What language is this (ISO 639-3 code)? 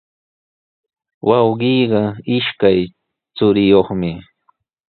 qws